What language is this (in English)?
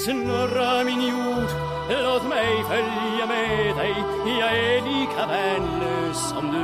Swedish